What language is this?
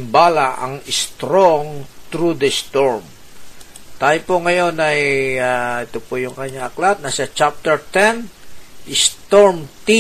Filipino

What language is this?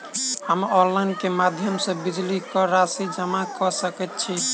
Maithili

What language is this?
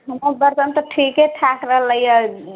Maithili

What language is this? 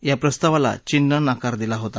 Marathi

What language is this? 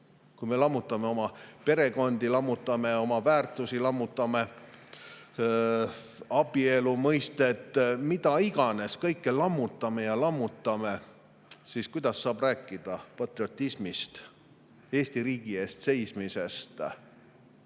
Estonian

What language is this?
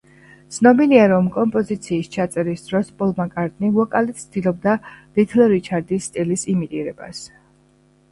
Georgian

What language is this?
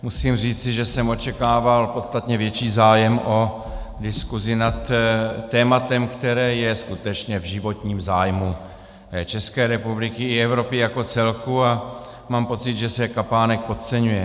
Czech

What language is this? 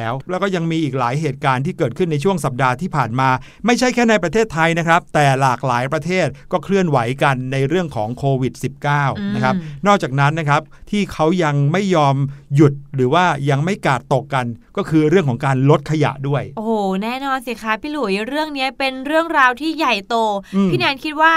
Thai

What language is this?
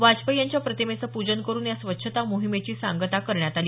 Marathi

